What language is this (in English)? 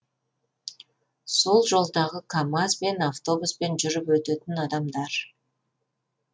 Kazakh